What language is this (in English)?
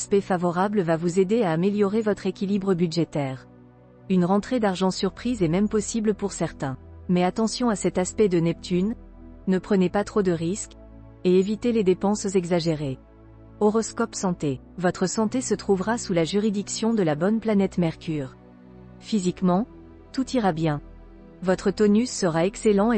French